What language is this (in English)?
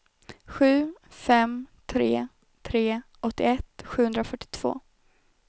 Swedish